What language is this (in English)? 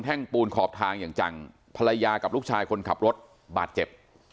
Thai